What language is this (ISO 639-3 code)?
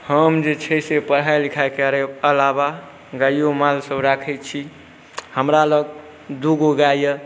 mai